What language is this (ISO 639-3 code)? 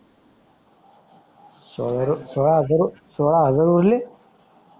mar